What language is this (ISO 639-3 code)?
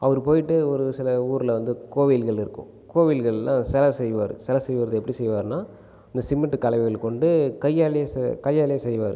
tam